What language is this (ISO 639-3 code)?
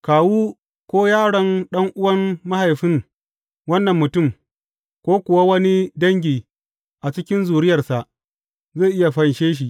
hau